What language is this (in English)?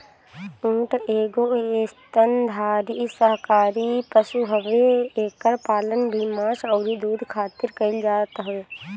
Bhojpuri